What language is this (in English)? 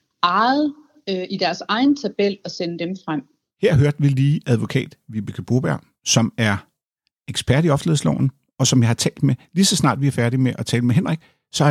Danish